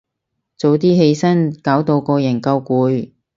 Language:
Cantonese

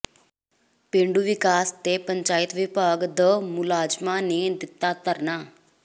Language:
Punjabi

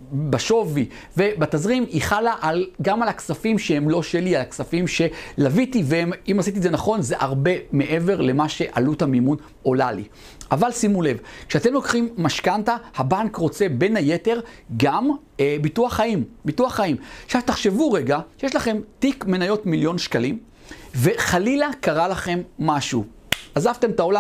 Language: Hebrew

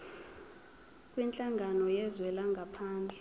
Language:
Zulu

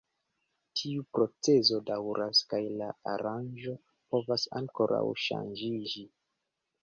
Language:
Esperanto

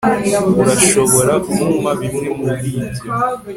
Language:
Kinyarwanda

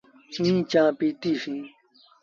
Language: Sindhi Bhil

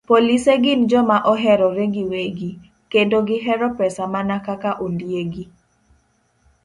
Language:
Luo (Kenya and Tanzania)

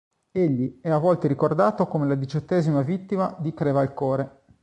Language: Italian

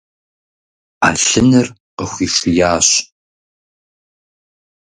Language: Kabardian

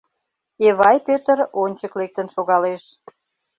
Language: Mari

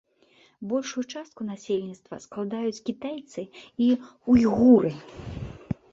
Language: Belarusian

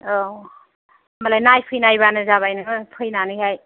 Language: Bodo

